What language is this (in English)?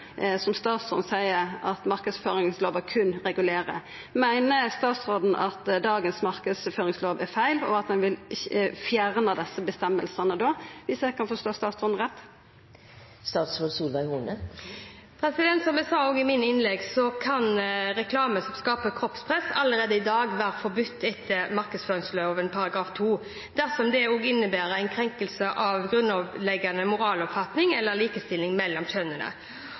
Norwegian